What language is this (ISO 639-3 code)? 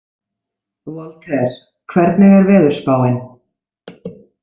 isl